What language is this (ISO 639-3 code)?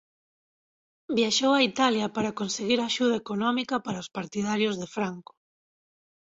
glg